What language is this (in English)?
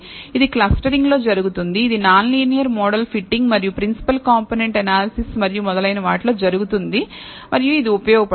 Telugu